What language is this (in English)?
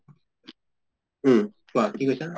Assamese